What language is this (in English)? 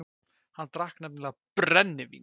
Icelandic